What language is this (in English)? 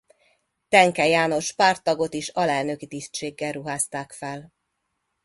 Hungarian